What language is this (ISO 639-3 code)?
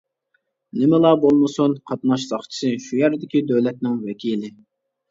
uig